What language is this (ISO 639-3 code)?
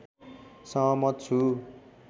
nep